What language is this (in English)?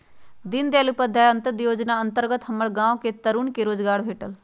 Magahi